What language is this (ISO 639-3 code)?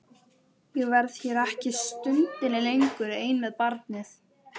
isl